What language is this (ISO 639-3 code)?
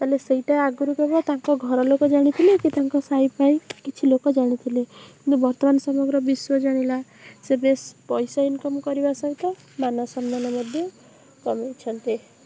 ori